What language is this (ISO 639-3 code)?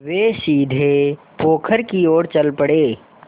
hin